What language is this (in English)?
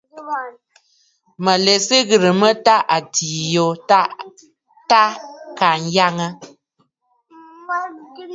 Bafut